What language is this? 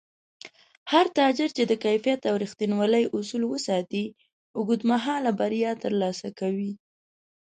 Pashto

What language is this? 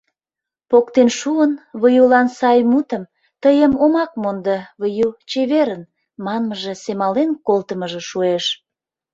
Mari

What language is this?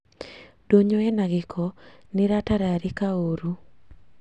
Kikuyu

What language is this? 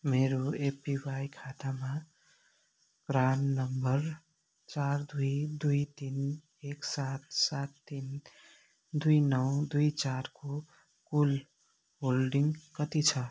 Nepali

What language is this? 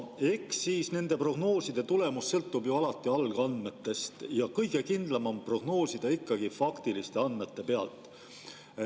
Estonian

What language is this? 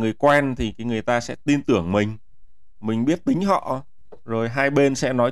Vietnamese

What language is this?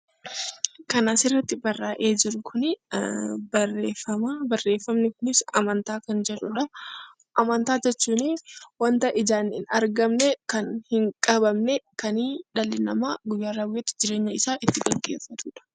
Oromo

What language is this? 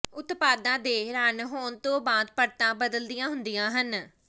Punjabi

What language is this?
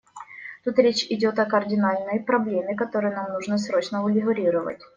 Russian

